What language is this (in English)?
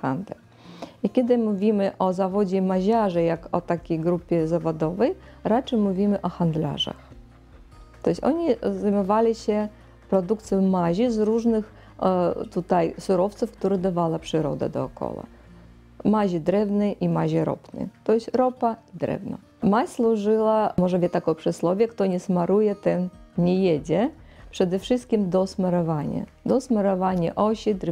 Polish